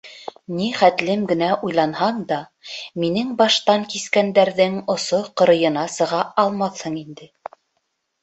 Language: Bashkir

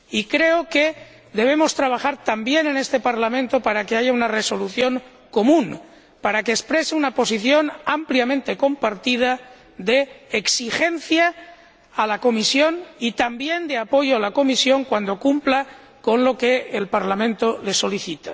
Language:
Spanish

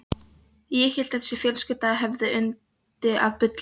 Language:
Icelandic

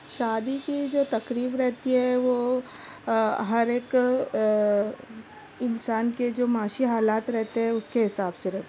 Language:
Urdu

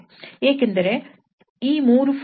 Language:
Kannada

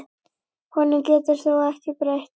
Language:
Icelandic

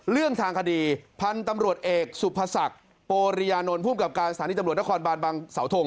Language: Thai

